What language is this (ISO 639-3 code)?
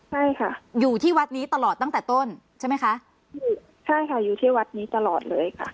tha